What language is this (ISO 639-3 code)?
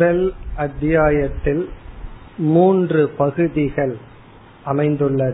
tam